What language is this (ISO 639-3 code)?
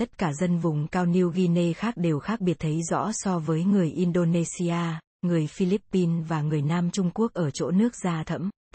vie